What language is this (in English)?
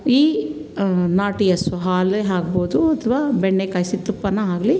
Kannada